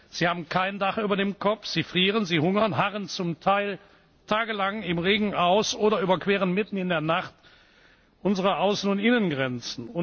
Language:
German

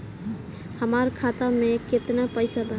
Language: Bhojpuri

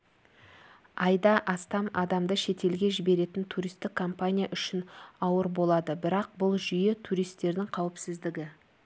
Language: Kazakh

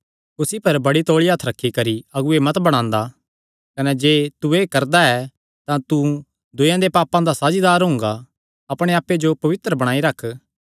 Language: Kangri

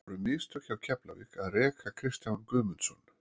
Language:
Icelandic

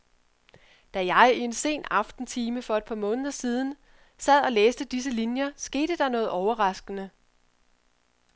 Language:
Danish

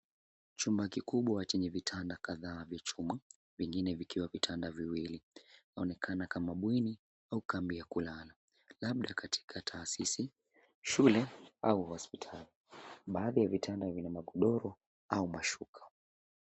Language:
Swahili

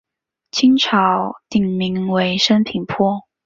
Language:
Chinese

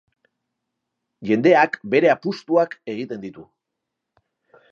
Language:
Basque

